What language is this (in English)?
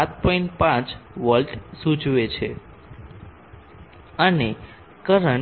Gujarati